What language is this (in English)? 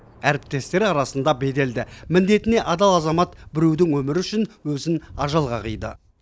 Kazakh